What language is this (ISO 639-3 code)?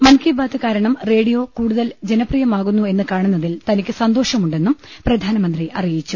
mal